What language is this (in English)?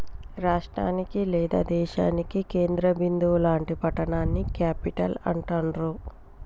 Telugu